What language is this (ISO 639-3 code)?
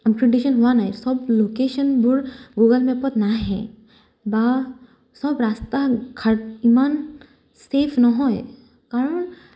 asm